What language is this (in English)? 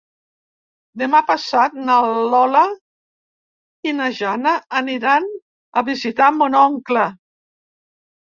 Catalan